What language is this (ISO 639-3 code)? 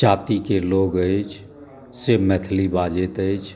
mai